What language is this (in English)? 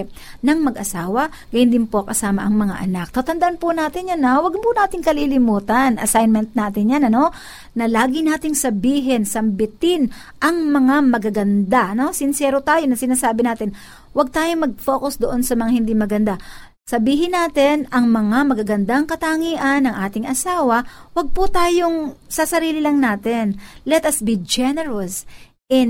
Filipino